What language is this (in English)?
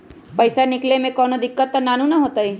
Magahi